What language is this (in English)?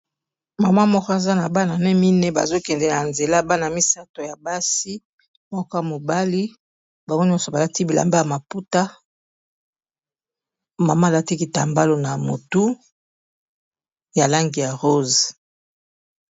Lingala